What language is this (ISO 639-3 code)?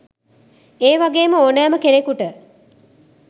sin